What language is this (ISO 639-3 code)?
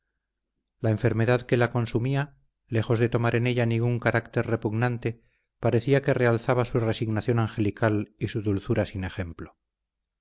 spa